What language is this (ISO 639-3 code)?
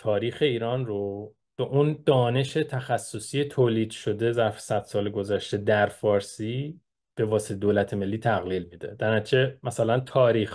fas